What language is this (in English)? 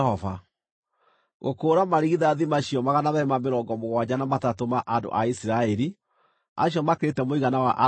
Kikuyu